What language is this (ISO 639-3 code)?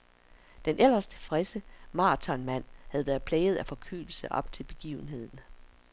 dan